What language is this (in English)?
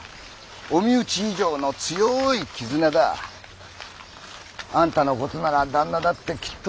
Japanese